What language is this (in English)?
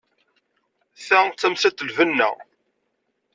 Kabyle